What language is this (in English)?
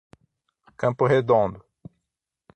Portuguese